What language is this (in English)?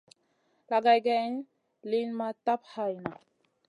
Masana